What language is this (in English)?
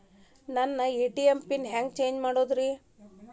Kannada